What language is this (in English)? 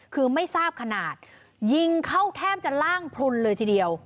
Thai